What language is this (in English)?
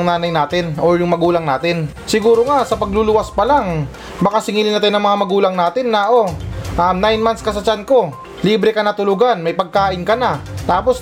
Filipino